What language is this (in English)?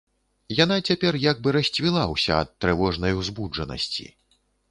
Belarusian